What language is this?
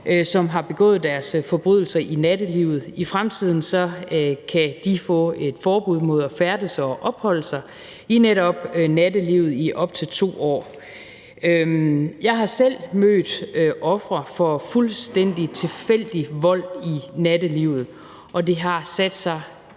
Danish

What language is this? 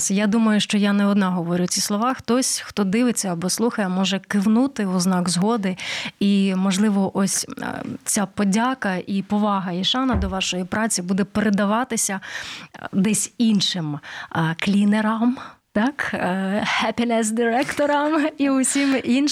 Ukrainian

